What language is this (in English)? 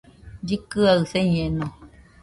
Nüpode Huitoto